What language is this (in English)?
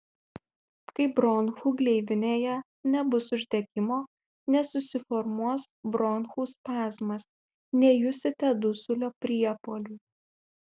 Lithuanian